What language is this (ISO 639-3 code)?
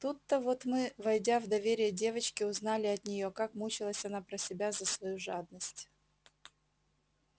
rus